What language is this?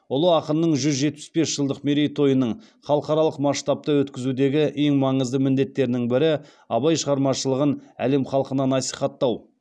Kazakh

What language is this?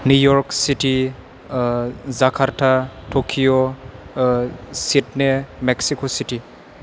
Bodo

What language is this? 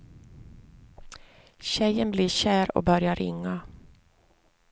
Swedish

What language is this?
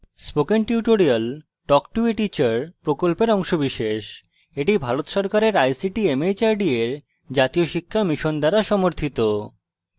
Bangla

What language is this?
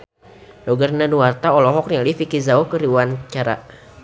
Sundanese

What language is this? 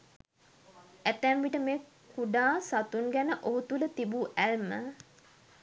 Sinhala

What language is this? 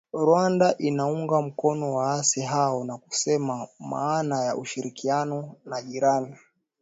Swahili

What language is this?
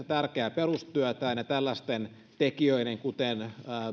Finnish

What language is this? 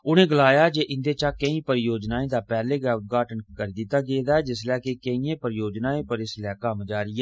Dogri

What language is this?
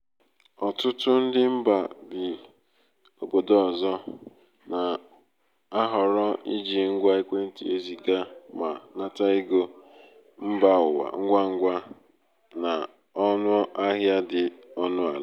Igbo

